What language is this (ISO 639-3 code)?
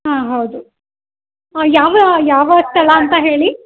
kan